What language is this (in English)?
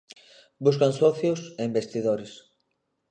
Galician